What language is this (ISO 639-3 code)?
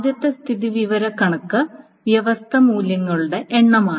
mal